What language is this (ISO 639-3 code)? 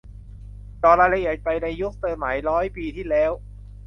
tha